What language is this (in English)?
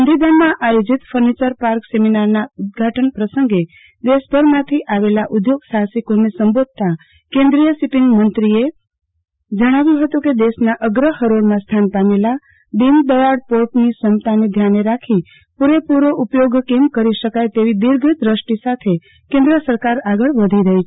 Gujarati